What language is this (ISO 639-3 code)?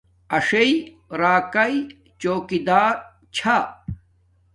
dmk